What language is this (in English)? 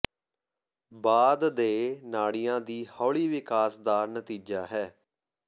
Punjabi